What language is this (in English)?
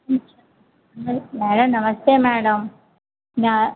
Telugu